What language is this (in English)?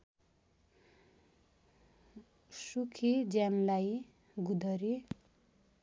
Nepali